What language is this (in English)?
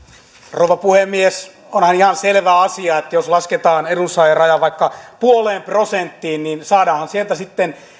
Finnish